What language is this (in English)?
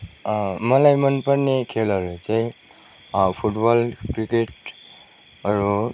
Nepali